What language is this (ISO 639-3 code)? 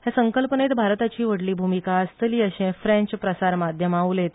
kok